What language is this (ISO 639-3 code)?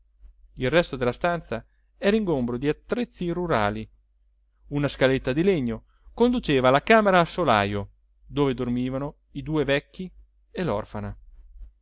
ita